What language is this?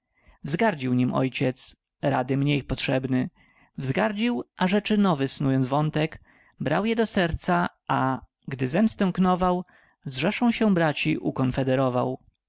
Polish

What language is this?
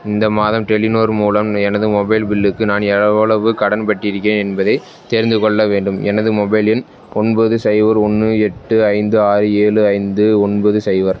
Tamil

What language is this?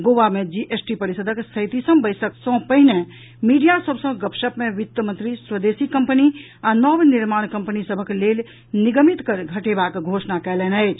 Maithili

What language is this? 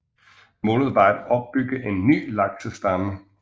Danish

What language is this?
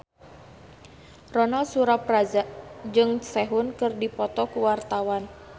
Sundanese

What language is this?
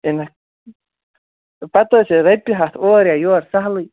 Kashmiri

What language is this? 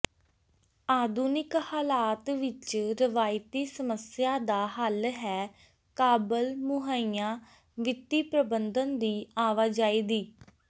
Punjabi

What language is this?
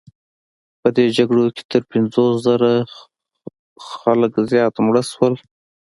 Pashto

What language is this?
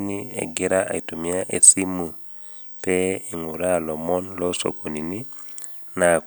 Masai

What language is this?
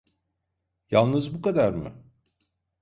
Turkish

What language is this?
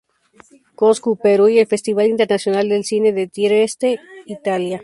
Spanish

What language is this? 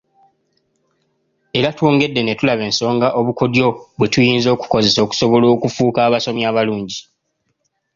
Ganda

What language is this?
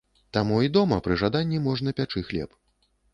Belarusian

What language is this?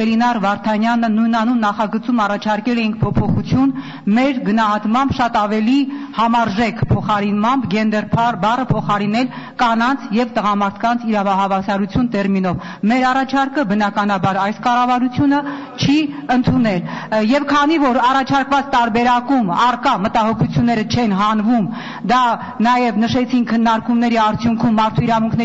Turkish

